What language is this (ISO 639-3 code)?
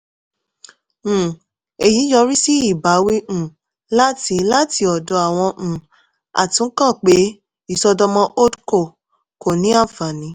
yor